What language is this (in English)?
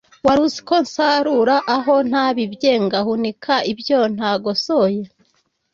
Kinyarwanda